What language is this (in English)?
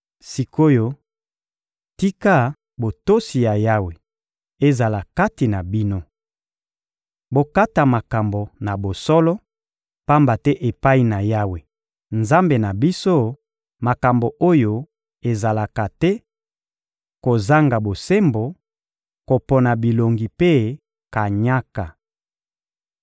Lingala